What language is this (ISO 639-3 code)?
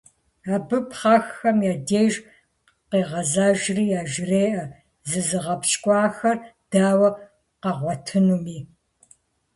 kbd